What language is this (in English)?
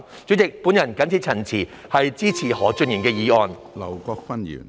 Cantonese